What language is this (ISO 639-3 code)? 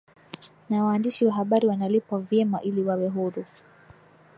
swa